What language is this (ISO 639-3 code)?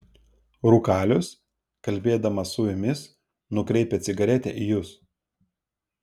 lit